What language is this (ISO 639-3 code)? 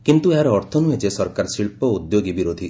ori